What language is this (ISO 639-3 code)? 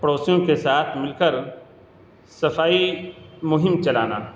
urd